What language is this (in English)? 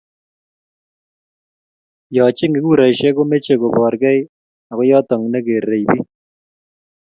Kalenjin